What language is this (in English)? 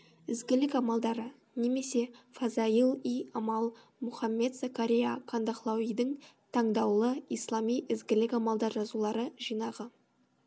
Kazakh